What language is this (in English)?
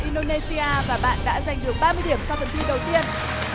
Vietnamese